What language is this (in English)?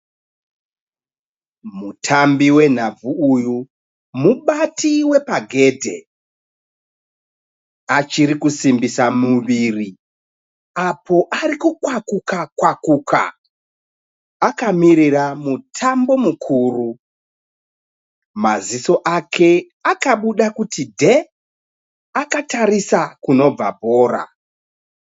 Shona